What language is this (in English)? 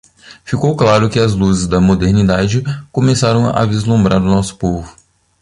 Portuguese